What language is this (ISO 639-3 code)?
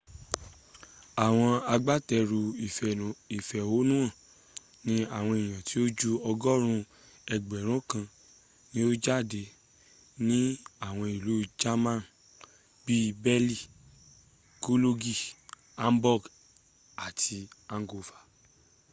yor